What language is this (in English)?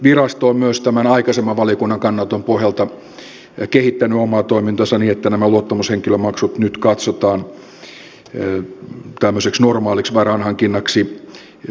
Finnish